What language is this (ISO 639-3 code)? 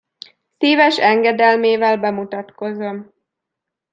hun